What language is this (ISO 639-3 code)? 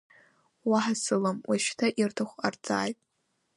abk